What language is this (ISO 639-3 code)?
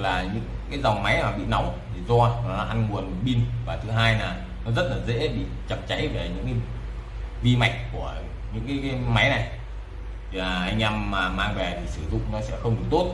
vie